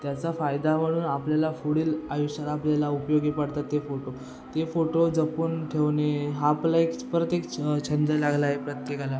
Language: Marathi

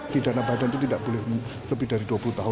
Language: Indonesian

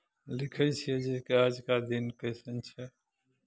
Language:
Maithili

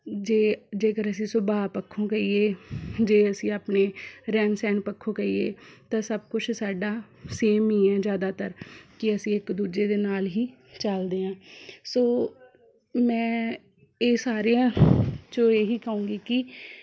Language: Punjabi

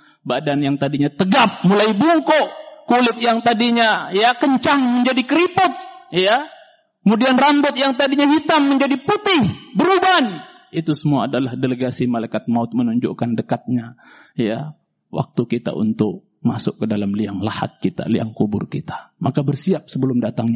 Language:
Indonesian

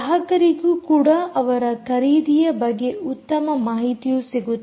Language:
Kannada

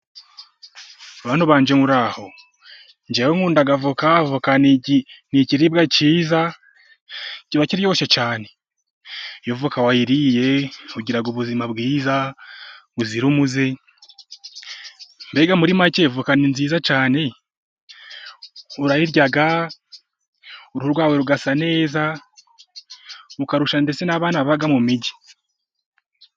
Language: Kinyarwanda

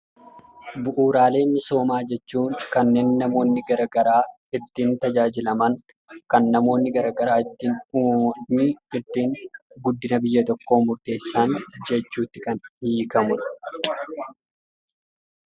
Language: Oromo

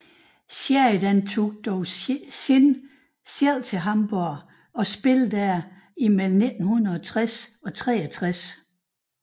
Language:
Danish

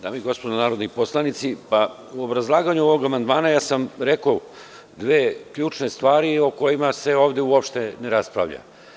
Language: Serbian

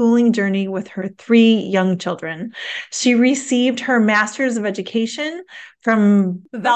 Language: English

